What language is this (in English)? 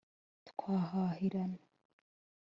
Kinyarwanda